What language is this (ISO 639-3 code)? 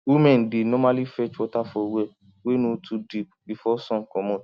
pcm